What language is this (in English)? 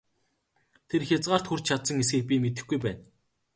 Mongolian